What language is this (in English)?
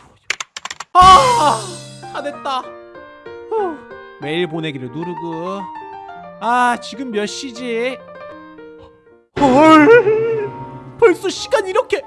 Korean